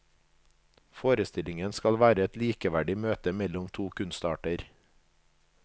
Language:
Norwegian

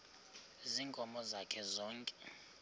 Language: Xhosa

